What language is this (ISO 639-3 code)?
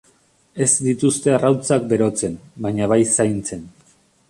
eus